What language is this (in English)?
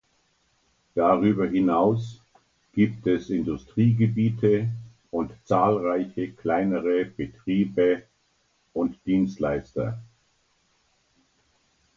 German